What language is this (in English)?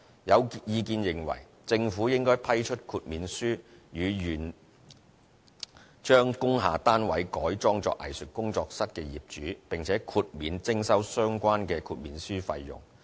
Cantonese